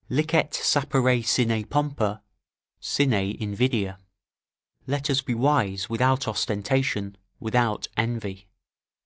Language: English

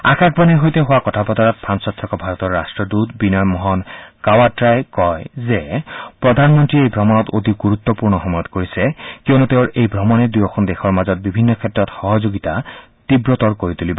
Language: Assamese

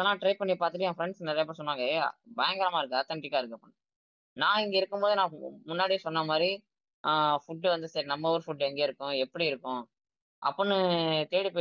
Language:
Tamil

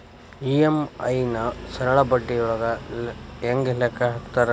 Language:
Kannada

